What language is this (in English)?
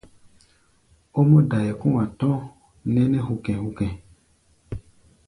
Gbaya